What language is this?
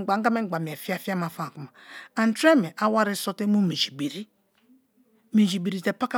Kalabari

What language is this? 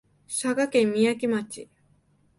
Japanese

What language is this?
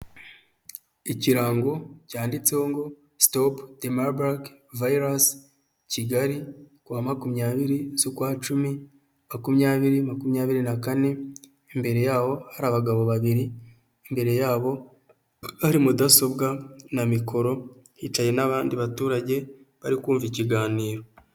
Kinyarwanda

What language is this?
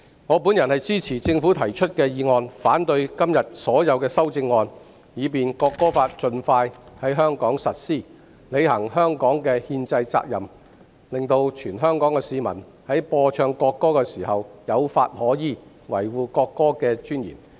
Cantonese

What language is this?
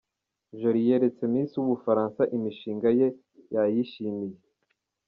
Kinyarwanda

